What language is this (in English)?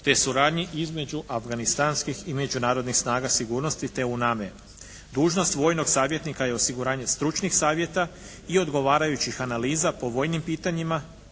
Croatian